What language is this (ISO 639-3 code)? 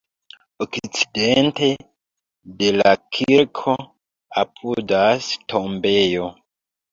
epo